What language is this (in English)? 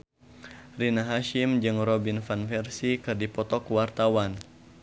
Sundanese